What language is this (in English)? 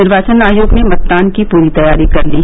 Hindi